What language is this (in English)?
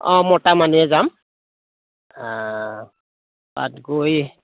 Assamese